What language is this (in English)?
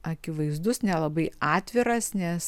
Lithuanian